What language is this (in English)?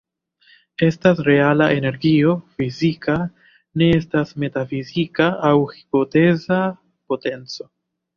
Esperanto